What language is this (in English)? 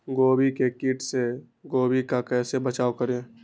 Magahi